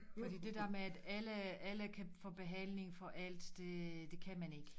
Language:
Danish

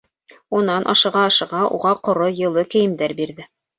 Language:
Bashkir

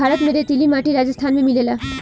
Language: Bhojpuri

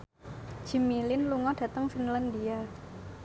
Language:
Javanese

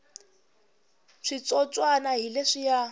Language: Tsonga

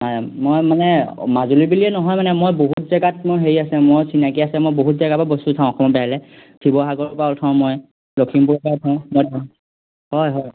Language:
Assamese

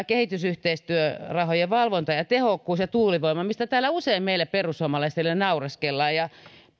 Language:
Finnish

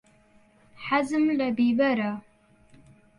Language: Central Kurdish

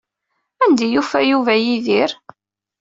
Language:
Kabyle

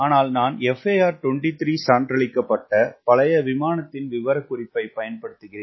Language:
Tamil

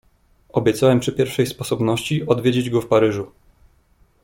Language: Polish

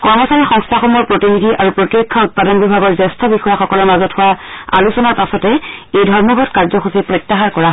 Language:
Assamese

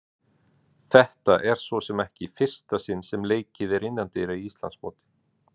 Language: Icelandic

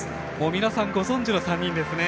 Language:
Japanese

